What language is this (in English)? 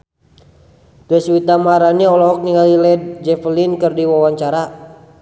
Sundanese